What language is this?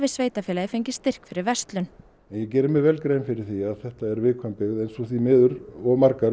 Icelandic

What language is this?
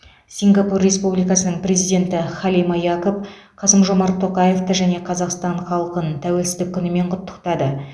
Kazakh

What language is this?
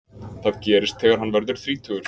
Icelandic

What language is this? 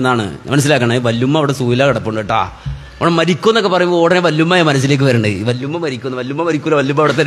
Arabic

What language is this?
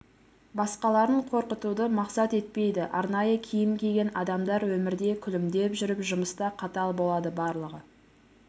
Kazakh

